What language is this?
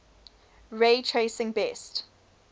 English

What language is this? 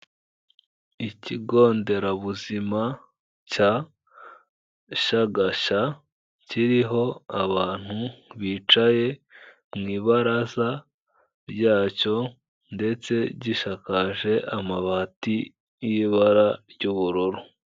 Kinyarwanda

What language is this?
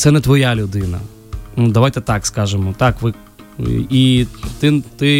Ukrainian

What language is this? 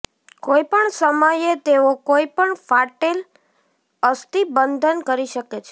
Gujarati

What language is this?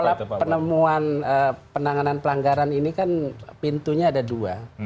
Indonesian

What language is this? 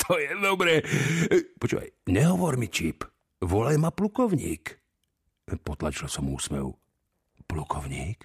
Slovak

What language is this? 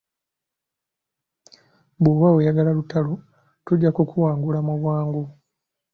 Ganda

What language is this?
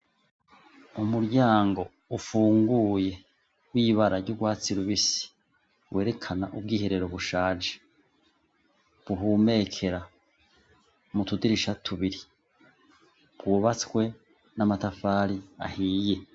Rundi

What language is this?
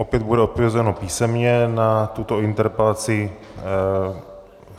Czech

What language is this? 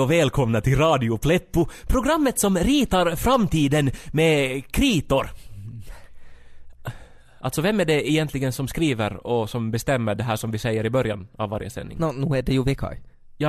Swedish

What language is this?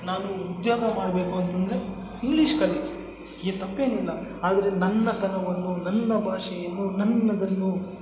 Kannada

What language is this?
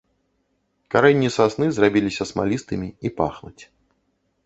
Belarusian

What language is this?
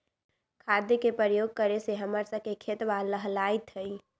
Magahi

